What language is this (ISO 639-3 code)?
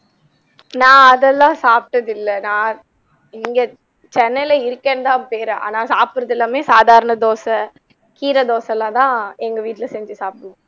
tam